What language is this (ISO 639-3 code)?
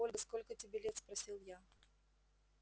rus